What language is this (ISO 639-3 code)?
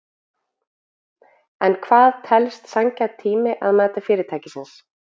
isl